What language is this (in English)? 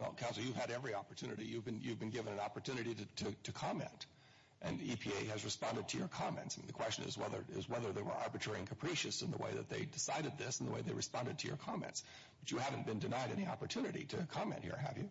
English